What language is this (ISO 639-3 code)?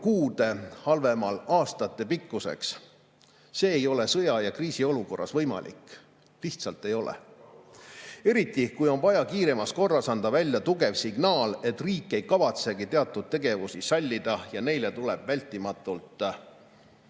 est